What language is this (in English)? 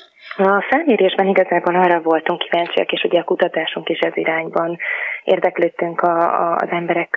Hungarian